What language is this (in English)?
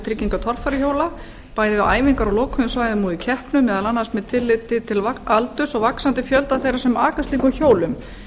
Icelandic